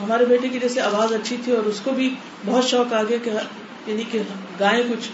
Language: Urdu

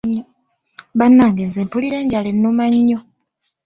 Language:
Ganda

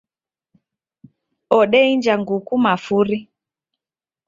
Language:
Taita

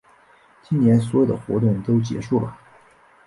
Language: Chinese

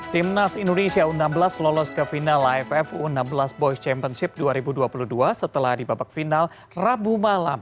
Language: Indonesian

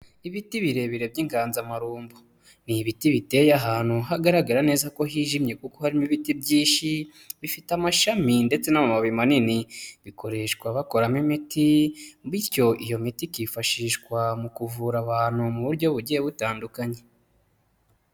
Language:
Kinyarwanda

